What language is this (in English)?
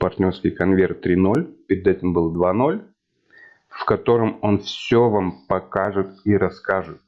Russian